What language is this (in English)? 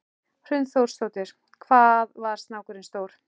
Icelandic